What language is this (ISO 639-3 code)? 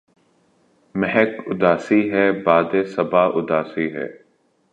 urd